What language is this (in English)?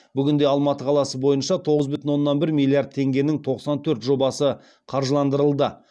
Kazakh